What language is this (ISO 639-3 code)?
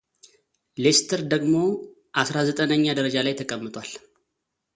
amh